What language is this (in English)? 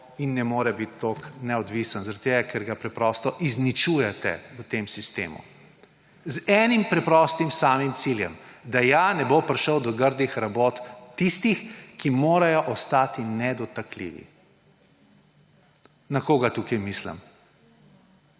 Slovenian